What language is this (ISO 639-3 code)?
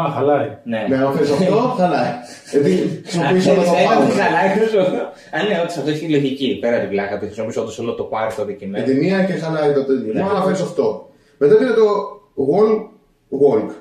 ell